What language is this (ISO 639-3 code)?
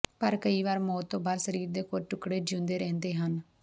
pan